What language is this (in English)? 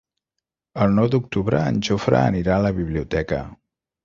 Catalan